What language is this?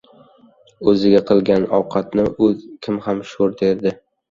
Uzbek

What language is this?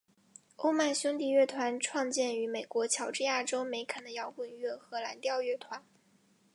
Chinese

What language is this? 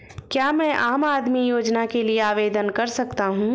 Hindi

